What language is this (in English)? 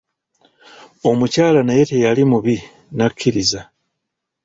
Ganda